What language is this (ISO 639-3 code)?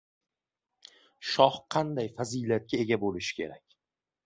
uzb